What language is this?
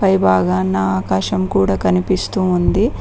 Telugu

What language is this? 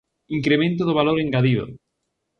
Galician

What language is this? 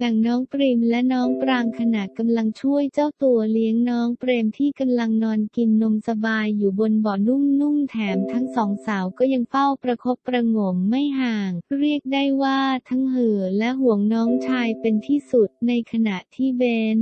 Thai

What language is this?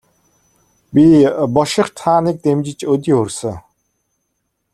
Mongolian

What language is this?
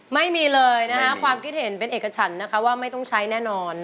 Thai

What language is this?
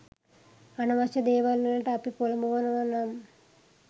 Sinhala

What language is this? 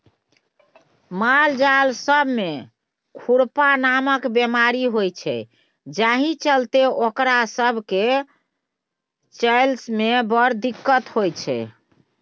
Maithili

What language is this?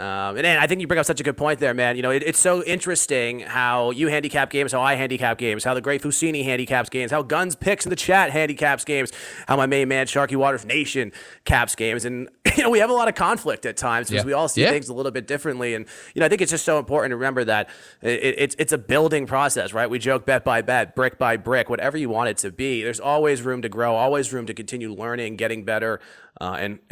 English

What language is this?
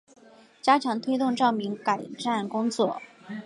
Chinese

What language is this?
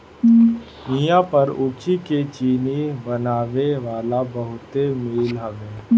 Bhojpuri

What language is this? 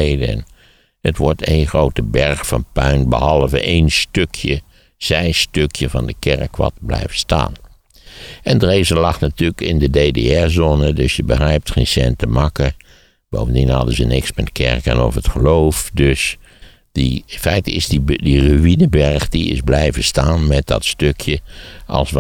Dutch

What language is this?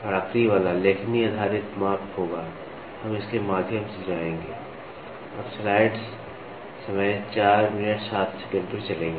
Hindi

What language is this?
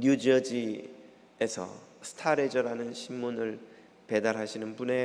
Korean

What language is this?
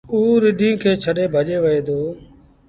Sindhi Bhil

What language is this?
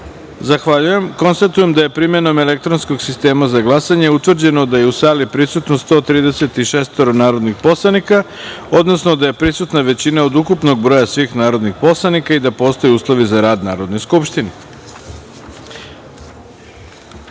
Serbian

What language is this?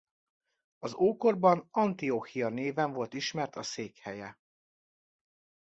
Hungarian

